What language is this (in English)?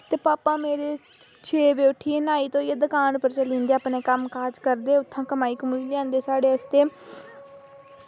Dogri